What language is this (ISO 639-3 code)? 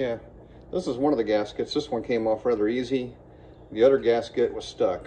eng